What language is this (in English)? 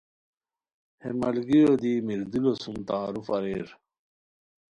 Khowar